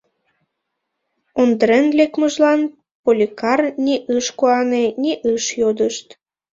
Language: Mari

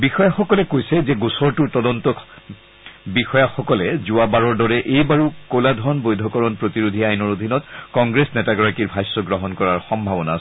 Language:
Assamese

